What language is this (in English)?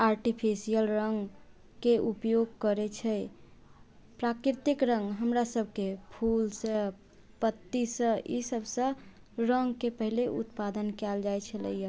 Maithili